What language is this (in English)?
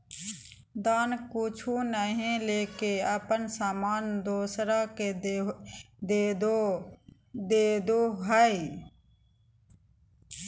Magahi